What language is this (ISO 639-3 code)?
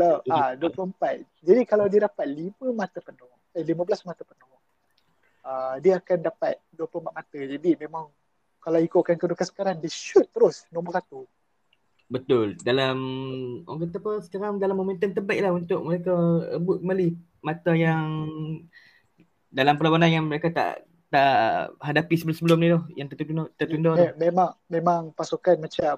msa